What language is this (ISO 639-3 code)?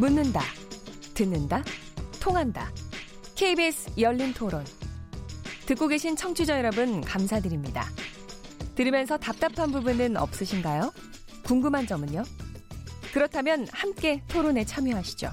kor